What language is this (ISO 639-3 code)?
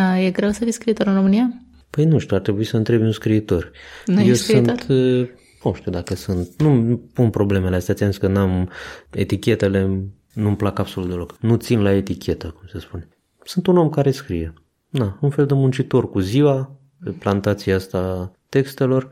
ron